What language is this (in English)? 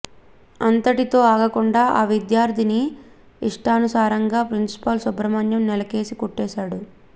Telugu